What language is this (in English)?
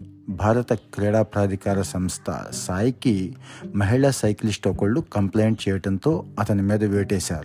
Telugu